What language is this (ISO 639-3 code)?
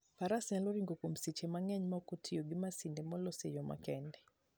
luo